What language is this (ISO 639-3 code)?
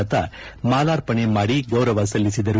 kan